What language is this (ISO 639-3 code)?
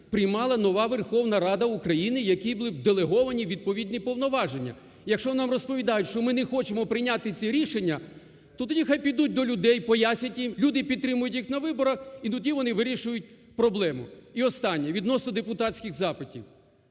ukr